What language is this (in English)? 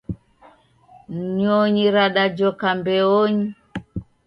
Taita